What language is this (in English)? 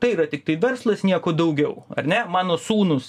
Lithuanian